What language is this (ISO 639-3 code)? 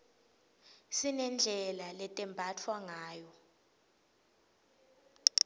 ssw